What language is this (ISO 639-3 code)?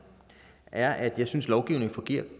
dan